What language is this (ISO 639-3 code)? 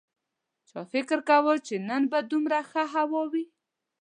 pus